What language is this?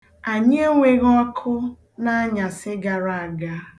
Igbo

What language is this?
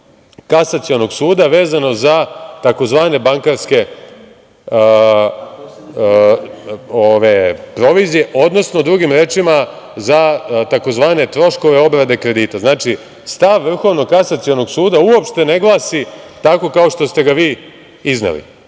Serbian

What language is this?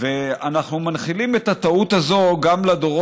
Hebrew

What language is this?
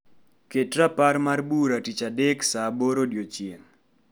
Luo (Kenya and Tanzania)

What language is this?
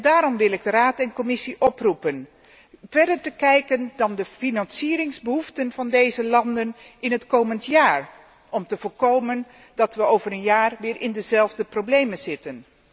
Dutch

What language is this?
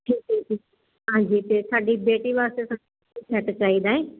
Punjabi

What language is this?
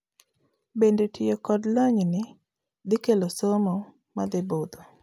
Luo (Kenya and Tanzania)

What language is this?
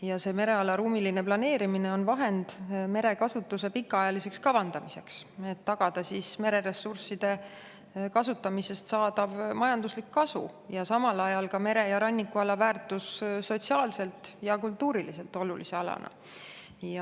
Estonian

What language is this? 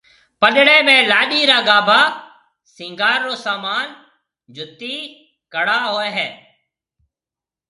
Marwari (Pakistan)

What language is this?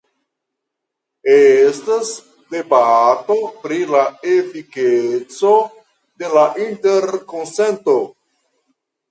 Esperanto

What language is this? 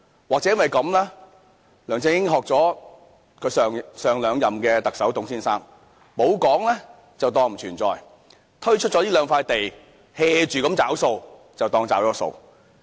Cantonese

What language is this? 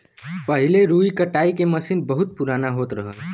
Bhojpuri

